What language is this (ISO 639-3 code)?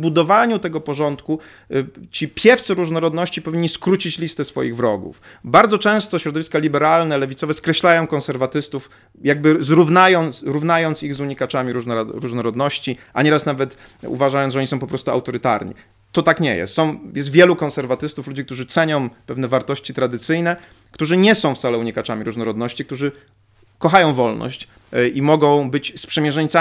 pol